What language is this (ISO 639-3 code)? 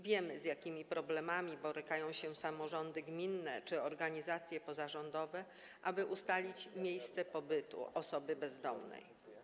pol